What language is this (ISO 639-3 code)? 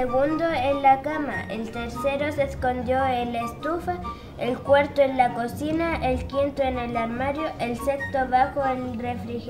spa